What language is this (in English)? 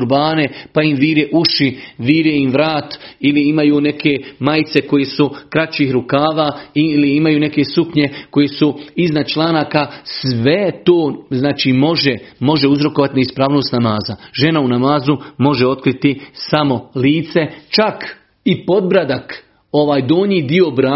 Croatian